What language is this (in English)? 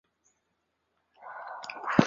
Chinese